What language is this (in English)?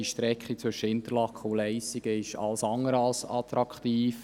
Swiss German